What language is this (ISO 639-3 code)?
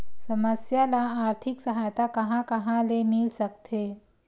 hne